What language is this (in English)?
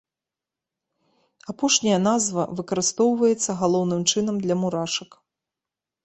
Belarusian